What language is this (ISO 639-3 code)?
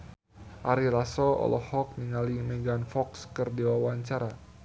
sun